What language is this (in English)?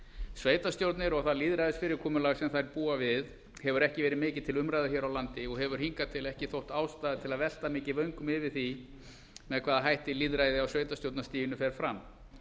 Icelandic